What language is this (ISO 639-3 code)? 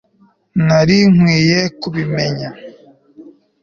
kin